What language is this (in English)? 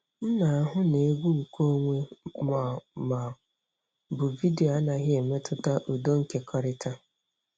Igbo